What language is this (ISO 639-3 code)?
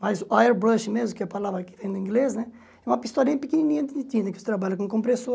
por